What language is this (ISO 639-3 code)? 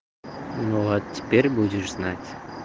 rus